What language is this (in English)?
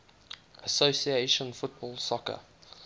English